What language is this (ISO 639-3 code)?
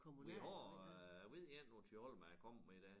dan